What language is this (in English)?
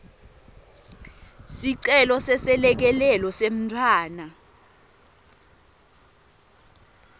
Swati